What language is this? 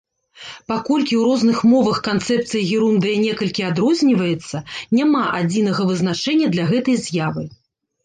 Belarusian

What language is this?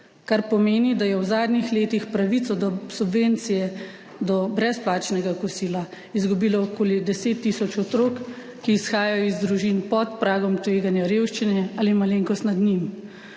Slovenian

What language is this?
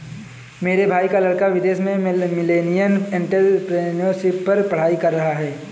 Hindi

